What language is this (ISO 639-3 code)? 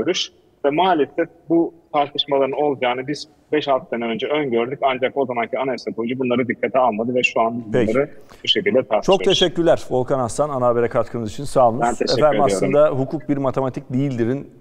tur